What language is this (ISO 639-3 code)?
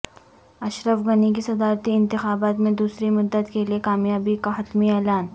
urd